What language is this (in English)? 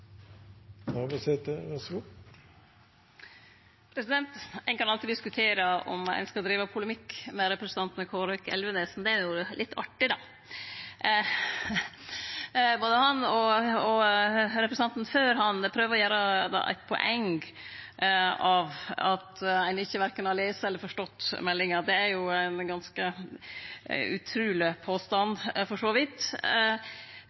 Norwegian